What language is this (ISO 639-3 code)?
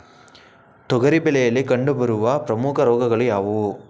kan